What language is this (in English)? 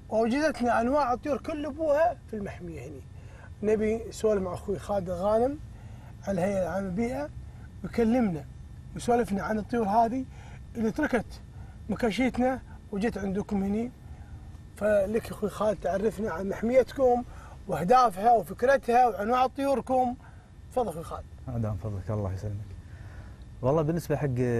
Arabic